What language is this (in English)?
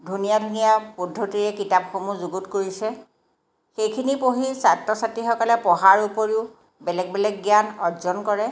Assamese